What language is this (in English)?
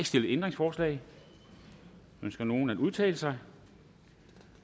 Danish